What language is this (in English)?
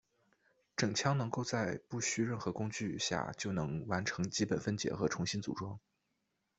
Chinese